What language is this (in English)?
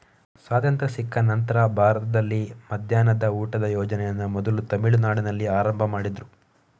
Kannada